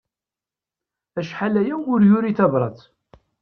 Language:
Kabyle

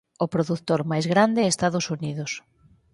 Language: Galician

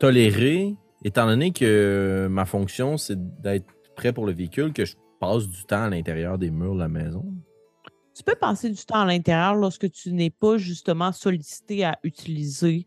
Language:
French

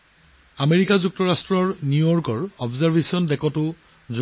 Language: Assamese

